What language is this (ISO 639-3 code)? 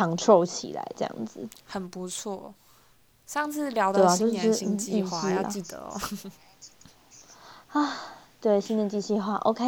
zho